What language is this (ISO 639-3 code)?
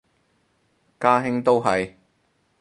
yue